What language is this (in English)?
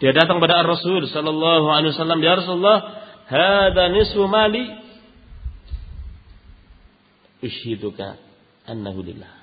Indonesian